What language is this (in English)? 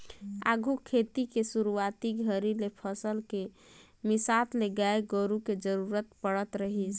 Chhattisgarhi